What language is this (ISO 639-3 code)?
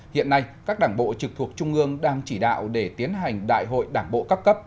vie